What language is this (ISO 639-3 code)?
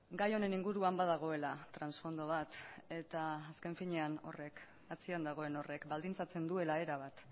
eus